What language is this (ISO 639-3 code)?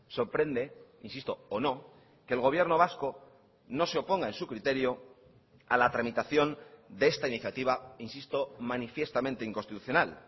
spa